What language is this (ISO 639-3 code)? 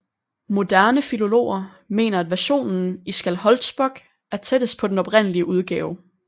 dan